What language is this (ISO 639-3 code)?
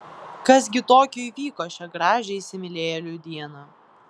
lit